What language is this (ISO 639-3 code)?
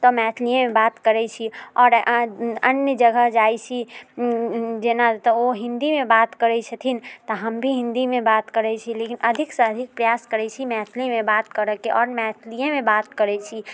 mai